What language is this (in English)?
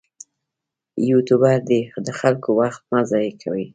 Pashto